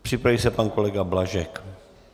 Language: Czech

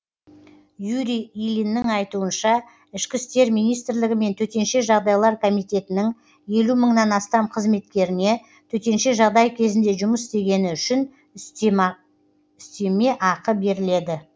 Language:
Kazakh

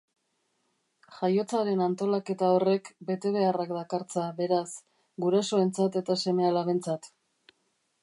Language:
Basque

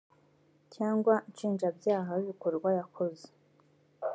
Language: Kinyarwanda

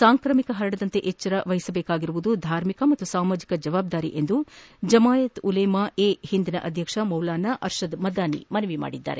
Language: Kannada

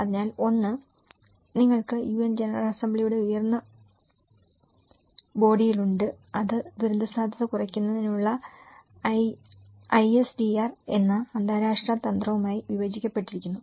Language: Malayalam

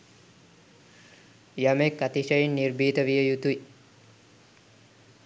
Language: Sinhala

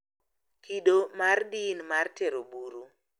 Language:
Luo (Kenya and Tanzania)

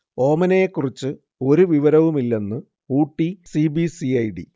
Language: Malayalam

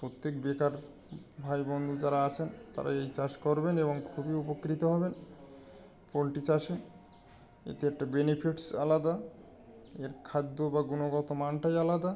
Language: Bangla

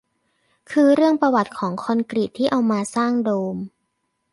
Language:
Thai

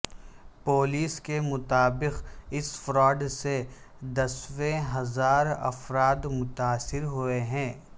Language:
Urdu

